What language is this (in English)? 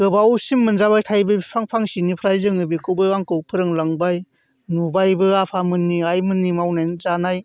Bodo